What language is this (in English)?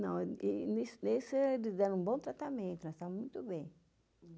Portuguese